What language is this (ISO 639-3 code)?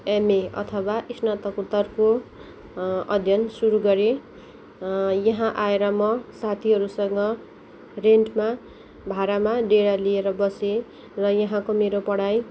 nep